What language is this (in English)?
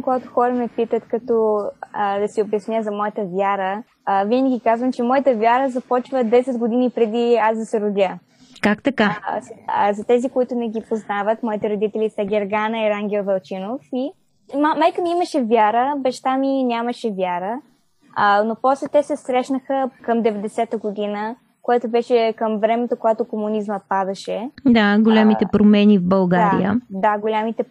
Bulgarian